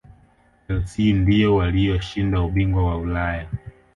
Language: Swahili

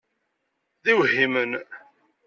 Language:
Kabyle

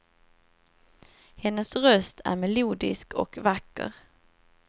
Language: Swedish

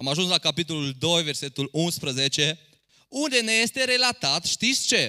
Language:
Romanian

